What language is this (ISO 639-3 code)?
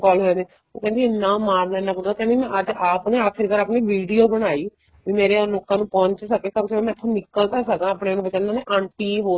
pan